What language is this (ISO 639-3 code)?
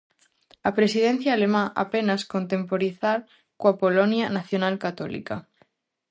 glg